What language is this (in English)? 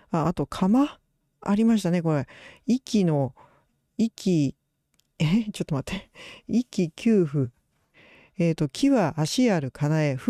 Japanese